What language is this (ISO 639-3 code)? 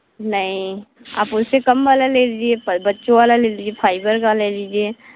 hin